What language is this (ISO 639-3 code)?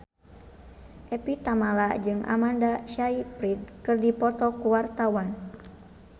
sun